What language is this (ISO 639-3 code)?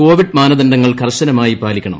mal